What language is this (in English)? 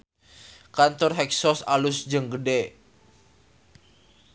Sundanese